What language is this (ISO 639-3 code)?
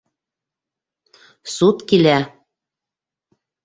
bak